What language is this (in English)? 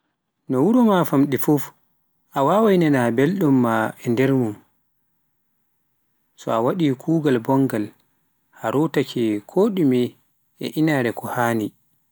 Pular